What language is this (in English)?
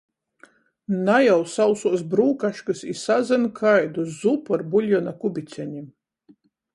Latgalian